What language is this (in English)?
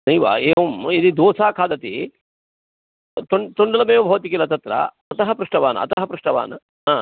Sanskrit